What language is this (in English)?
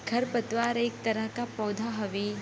Bhojpuri